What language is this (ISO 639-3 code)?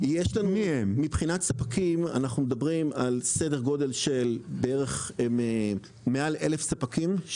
heb